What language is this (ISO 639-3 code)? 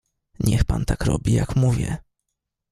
pol